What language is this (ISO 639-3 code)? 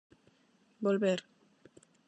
glg